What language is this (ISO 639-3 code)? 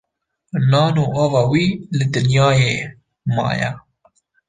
kur